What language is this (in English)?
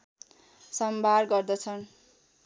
Nepali